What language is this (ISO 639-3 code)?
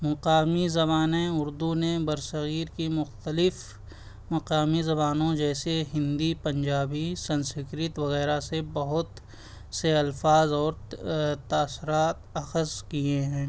urd